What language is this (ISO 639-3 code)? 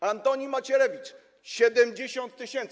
pol